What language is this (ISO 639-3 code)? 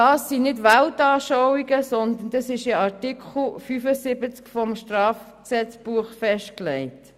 gsw